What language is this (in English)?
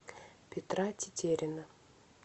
Russian